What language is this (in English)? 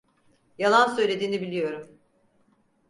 Turkish